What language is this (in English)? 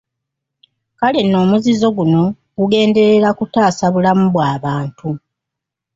Ganda